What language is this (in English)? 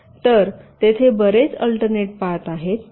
Marathi